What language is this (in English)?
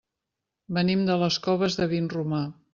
Catalan